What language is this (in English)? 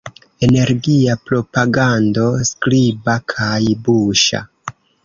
Esperanto